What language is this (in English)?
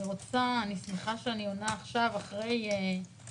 Hebrew